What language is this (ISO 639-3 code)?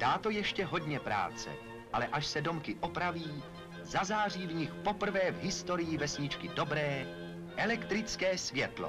ces